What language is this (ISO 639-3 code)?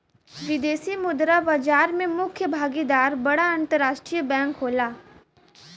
bho